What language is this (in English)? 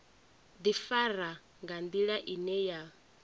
Venda